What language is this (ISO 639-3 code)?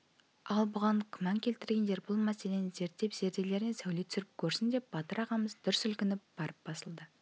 kaz